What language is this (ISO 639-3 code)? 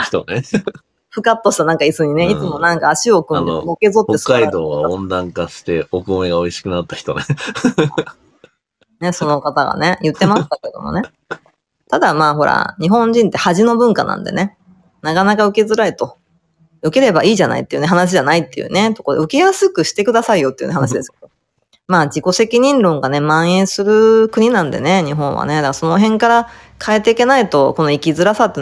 jpn